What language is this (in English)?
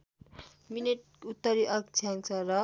Nepali